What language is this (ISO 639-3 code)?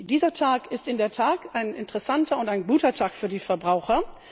deu